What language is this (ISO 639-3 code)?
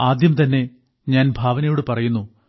mal